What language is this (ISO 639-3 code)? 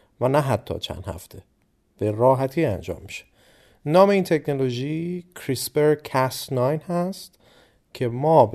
fas